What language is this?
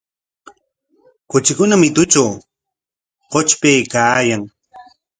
Corongo Ancash Quechua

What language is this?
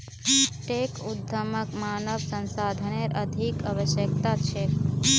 Magahi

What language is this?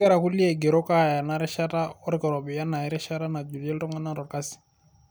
Masai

